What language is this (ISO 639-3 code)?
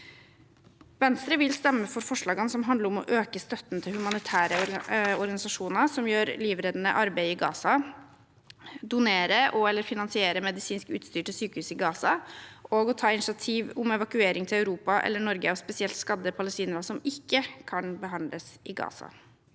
nor